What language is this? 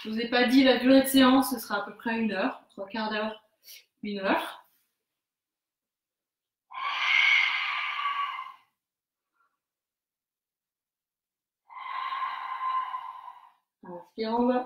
French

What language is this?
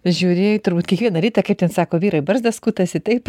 Lithuanian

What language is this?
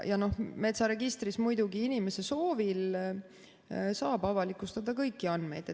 Estonian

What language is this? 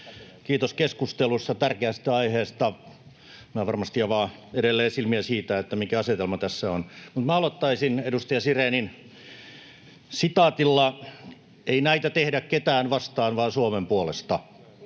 Finnish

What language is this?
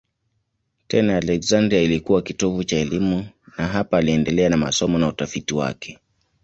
Swahili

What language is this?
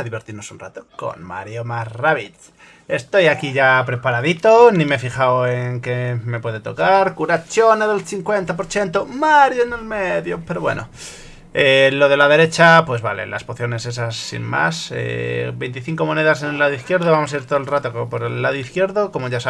Spanish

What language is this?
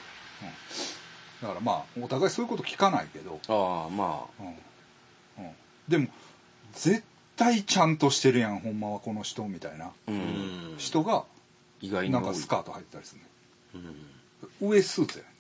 Japanese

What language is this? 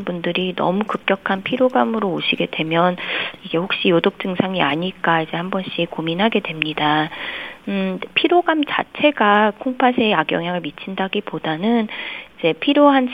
Korean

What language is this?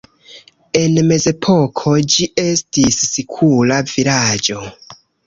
Esperanto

